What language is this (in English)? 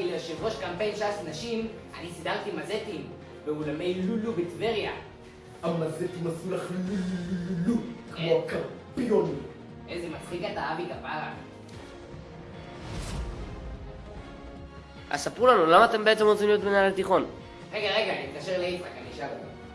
Hebrew